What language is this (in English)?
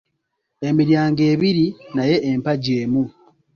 Ganda